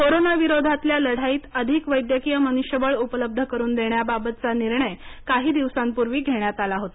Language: Marathi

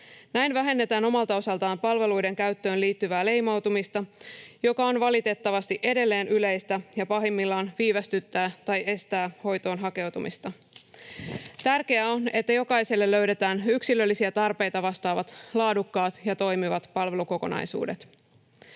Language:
Finnish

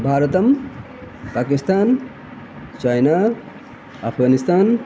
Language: Sanskrit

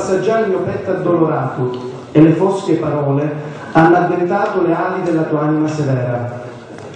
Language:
Italian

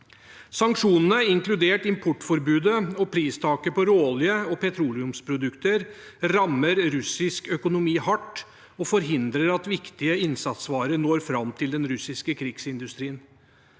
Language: Norwegian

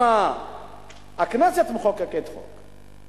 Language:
Hebrew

